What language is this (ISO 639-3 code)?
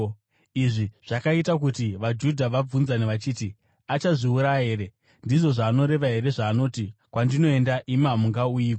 sna